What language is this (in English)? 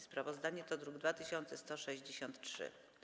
Polish